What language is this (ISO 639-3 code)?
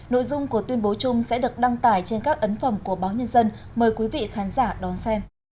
vie